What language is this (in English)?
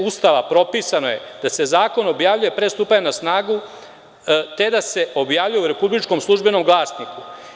Serbian